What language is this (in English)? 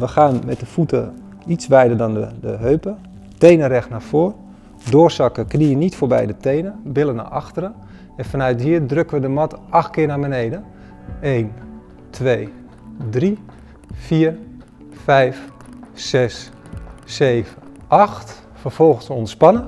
Dutch